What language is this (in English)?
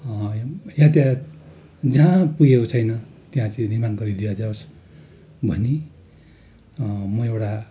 Nepali